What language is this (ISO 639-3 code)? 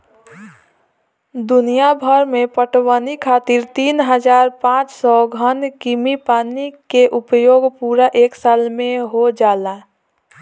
bho